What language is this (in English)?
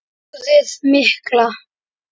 Icelandic